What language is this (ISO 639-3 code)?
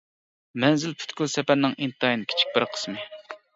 uig